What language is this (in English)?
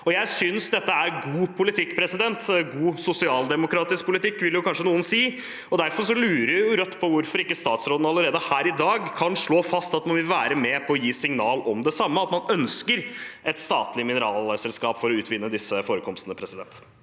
Norwegian